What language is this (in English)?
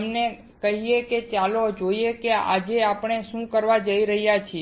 Gujarati